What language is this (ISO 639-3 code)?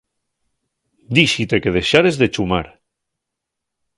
ast